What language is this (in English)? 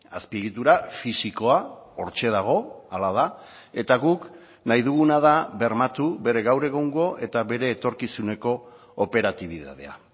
Basque